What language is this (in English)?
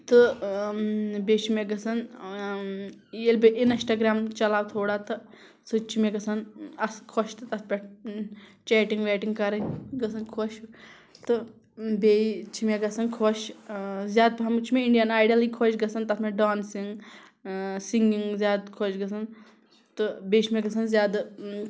Kashmiri